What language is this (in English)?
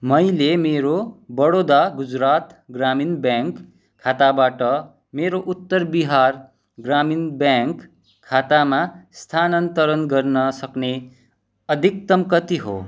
Nepali